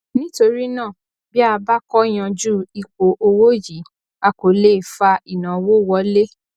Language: Yoruba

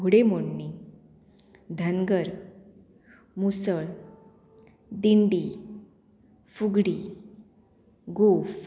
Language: Konkani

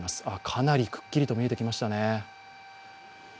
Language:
Japanese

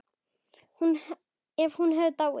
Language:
Icelandic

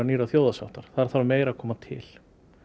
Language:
Icelandic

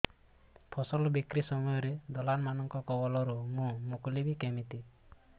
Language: Odia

